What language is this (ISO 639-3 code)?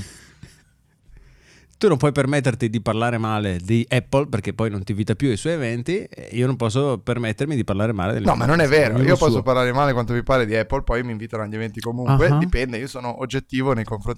ita